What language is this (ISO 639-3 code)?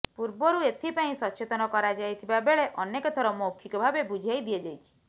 ori